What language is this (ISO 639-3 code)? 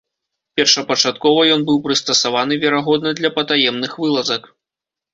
bel